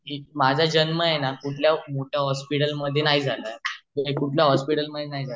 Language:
Marathi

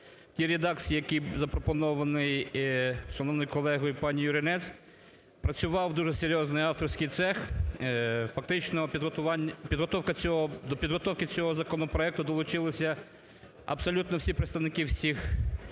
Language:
Ukrainian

